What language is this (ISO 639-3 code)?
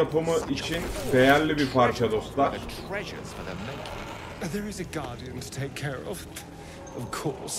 tur